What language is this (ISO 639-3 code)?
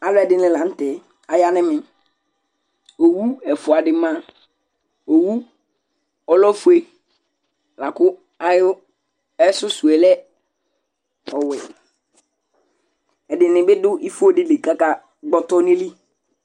kpo